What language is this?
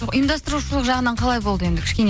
Kazakh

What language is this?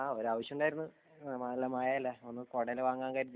Malayalam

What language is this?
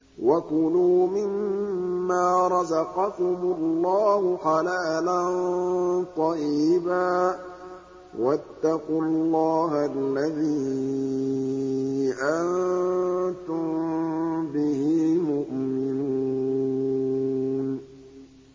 Arabic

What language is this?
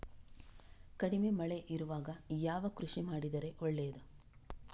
Kannada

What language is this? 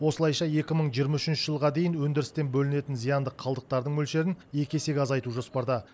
Kazakh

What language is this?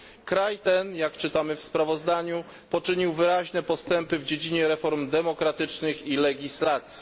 Polish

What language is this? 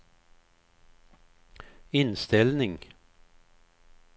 Swedish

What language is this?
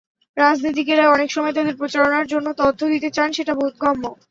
Bangla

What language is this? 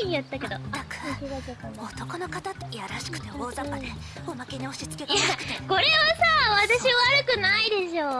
Japanese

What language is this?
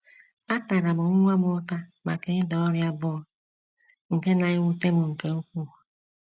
Igbo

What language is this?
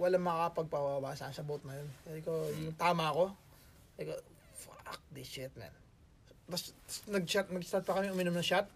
Filipino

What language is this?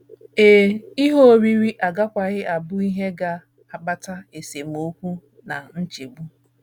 Igbo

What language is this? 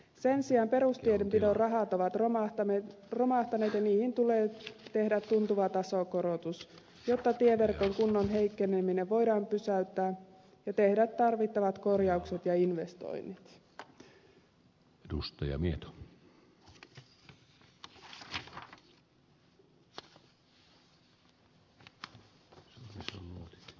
Finnish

